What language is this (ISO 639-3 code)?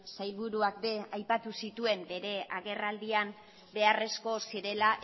eus